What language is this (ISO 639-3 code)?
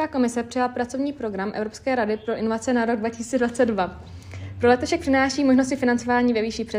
ces